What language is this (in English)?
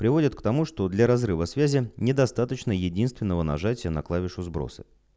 Russian